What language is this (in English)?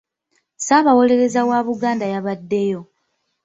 Ganda